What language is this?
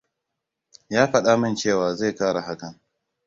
Hausa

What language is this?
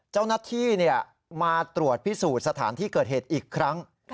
Thai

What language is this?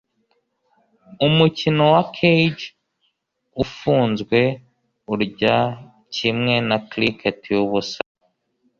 Kinyarwanda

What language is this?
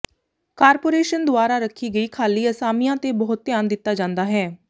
Punjabi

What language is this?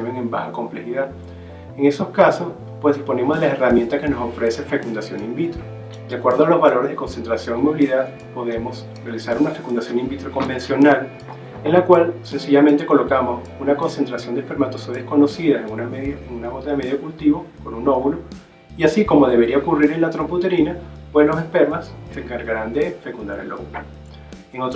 Spanish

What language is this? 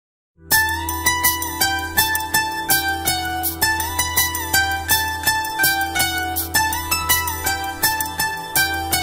Portuguese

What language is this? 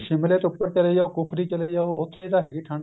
Punjabi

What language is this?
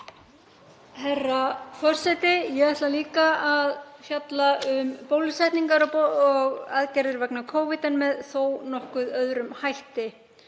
Icelandic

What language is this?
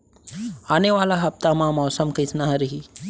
Chhattisgarhi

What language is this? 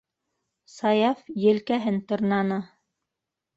Bashkir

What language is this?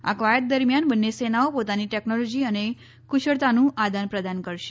Gujarati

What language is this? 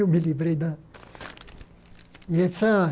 Portuguese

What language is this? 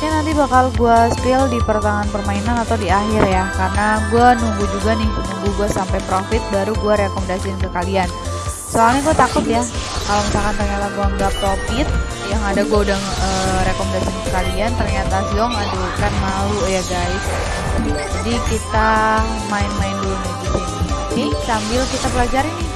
Indonesian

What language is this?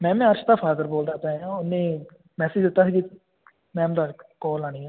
Punjabi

